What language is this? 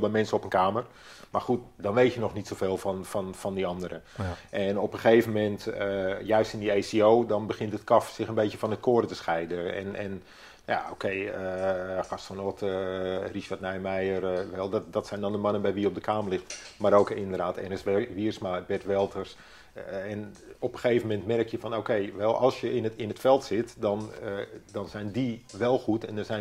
Dutch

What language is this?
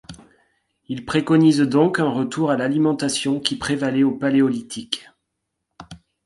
French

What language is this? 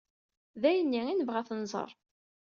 Kabyle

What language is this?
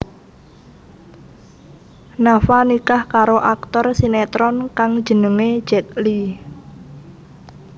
Javanese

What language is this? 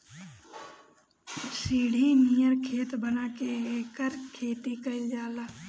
Bhojpuri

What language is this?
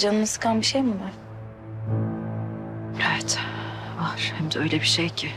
Turkish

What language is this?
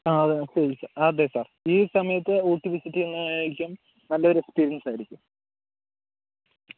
Malayalam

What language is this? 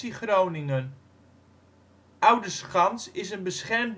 Dutch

